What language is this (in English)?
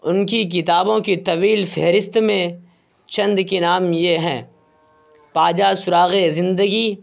Urdu